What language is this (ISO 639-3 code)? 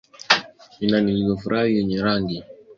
swa